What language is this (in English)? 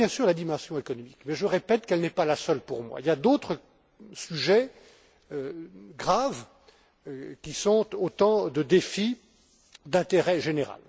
French